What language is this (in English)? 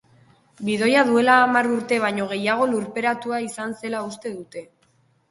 Basque